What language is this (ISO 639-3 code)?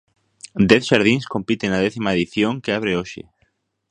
glg